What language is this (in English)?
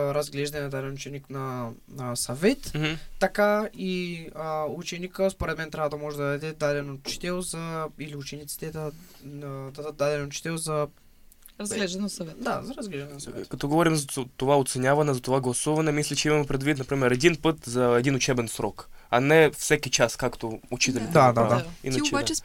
Bulgarian